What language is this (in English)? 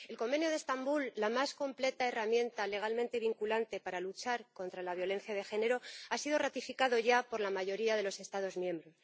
Spanish